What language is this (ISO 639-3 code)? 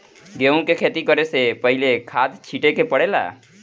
bho